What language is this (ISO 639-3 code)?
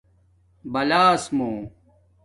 dmk